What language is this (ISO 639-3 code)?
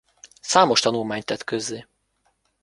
hun